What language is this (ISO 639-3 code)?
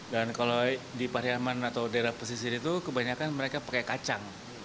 ind